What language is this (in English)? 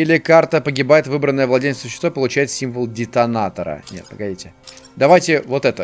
Russian